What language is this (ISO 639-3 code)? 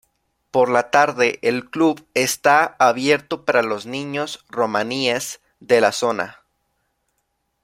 spa